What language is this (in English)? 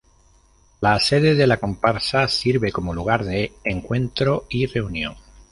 Spanish